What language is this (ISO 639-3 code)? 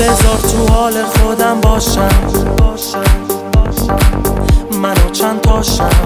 fas